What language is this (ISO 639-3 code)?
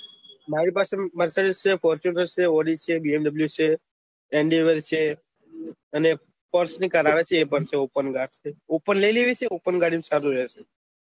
guj